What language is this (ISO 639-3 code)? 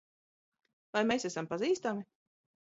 lav